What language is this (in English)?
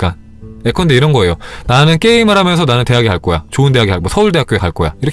Korean